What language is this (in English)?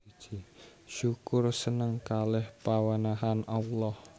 Javanese